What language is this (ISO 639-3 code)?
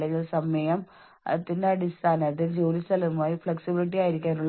mal